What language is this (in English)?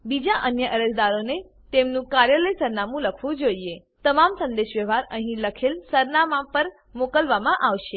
Gujarati